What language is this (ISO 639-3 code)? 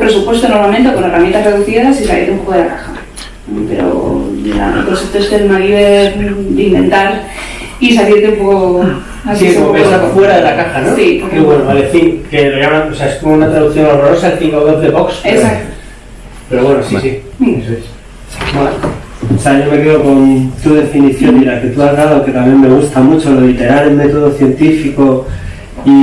spa